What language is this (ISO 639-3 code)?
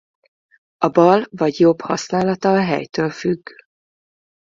hun